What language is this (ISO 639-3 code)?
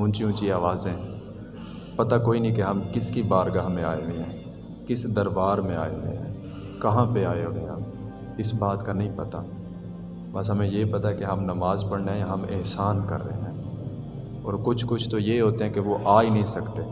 urd